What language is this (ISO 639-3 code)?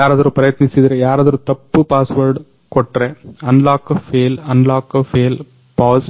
kan